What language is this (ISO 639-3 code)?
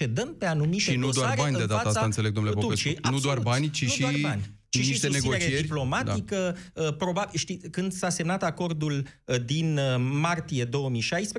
ron